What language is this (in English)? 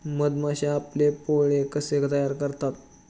Marathi